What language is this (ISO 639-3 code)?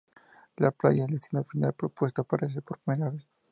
spa